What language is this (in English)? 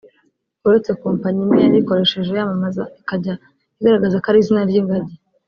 Kinyarwanda